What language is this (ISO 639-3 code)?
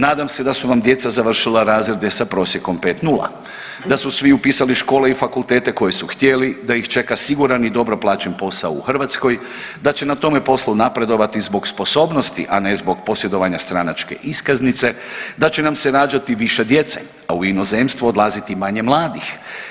hrv